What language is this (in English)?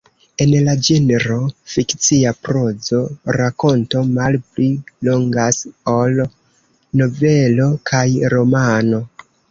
Esperanto